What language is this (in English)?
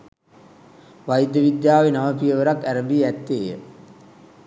Sinhala